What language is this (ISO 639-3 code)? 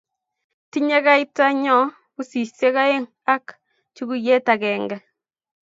kln